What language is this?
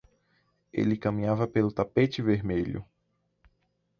Portuguese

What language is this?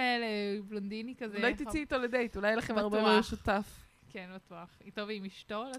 Hebrew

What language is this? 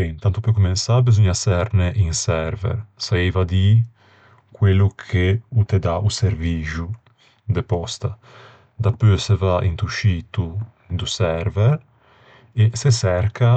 Ligurian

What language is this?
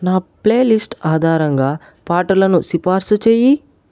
Telugu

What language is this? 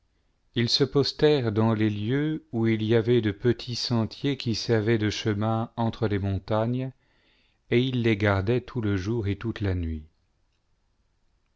French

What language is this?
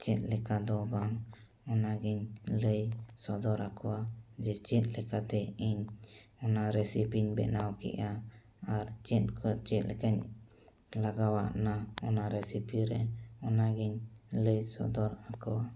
Santali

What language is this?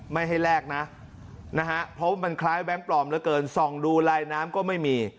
Thai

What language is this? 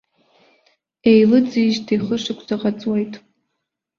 Abkhazian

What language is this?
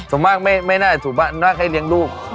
Thai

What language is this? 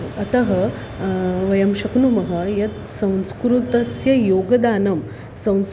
Sanskrit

